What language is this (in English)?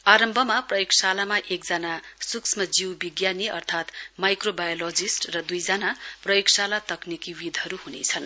Nepali